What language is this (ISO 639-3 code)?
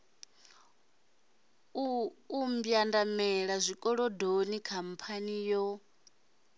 ven